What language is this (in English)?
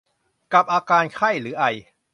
Thai